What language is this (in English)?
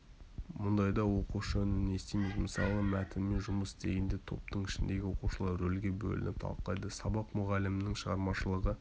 Kazakh